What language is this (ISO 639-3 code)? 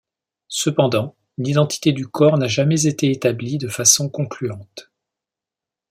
fra